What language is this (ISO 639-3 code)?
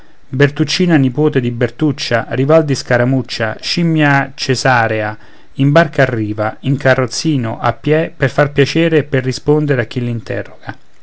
ita